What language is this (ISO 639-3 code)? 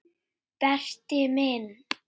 isl